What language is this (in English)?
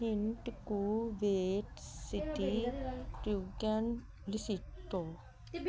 Punjabi